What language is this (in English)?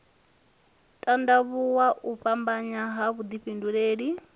Venda